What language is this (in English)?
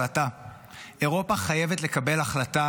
Hebrew